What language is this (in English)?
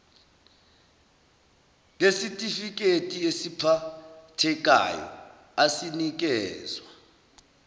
Zulu